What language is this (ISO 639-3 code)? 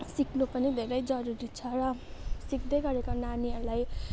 nep